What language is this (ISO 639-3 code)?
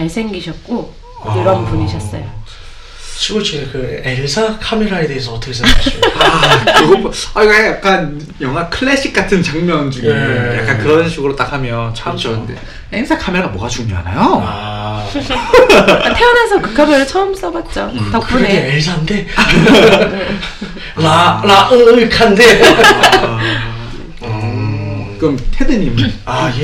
kor